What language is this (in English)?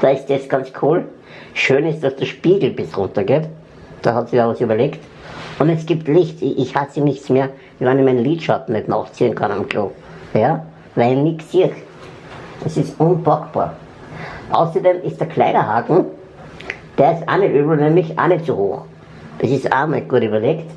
German